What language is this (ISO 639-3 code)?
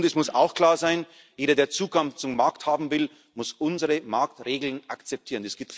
deu